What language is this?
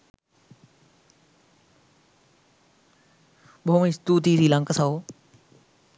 Sinhala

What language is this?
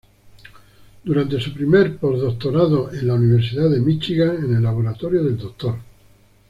Spanish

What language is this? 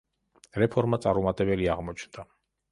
Georgian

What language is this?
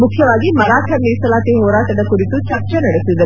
Kannada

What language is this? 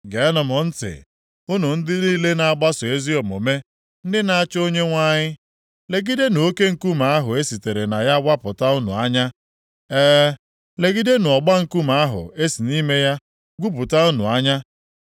Igbo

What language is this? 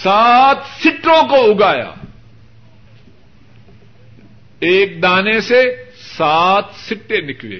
Urdu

